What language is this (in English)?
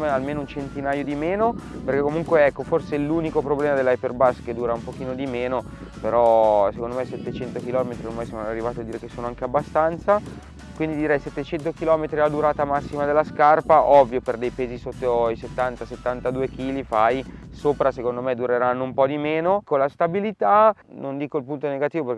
Italian